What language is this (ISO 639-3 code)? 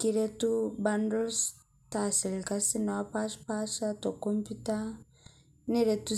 mas